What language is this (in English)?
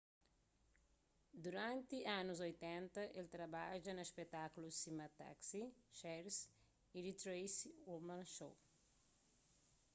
Kabuverdianu